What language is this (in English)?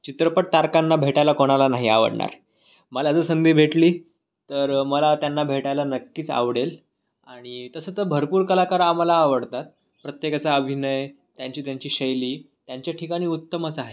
Marathi